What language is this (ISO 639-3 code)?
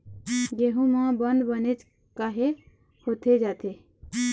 hne